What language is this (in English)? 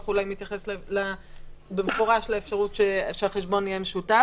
Hebrew